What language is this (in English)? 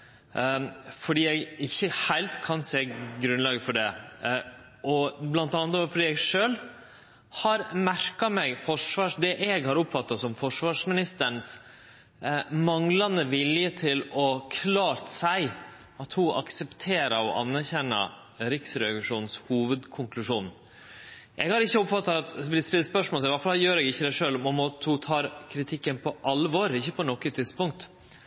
Norwegian Nynorsk